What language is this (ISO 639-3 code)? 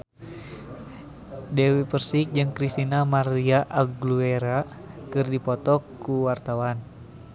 sun